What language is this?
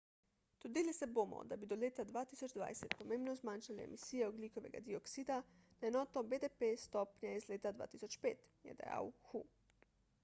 Slovenian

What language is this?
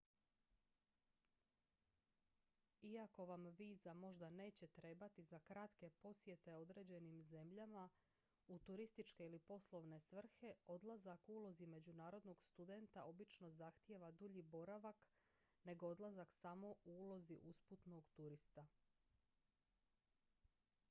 Croatian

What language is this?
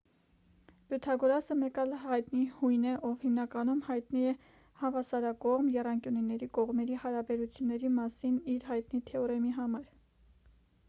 Armenian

